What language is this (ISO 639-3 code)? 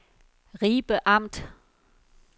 dan